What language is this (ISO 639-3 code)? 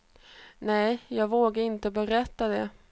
swe